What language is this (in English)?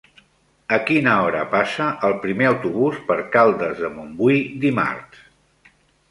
Catalan